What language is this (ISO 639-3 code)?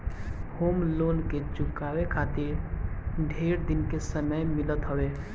bho